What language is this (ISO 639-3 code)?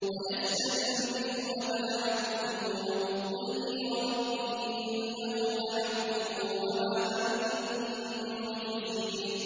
ara